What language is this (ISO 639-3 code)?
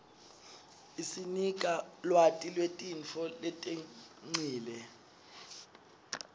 ssw